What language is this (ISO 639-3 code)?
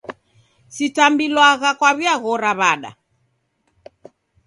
dav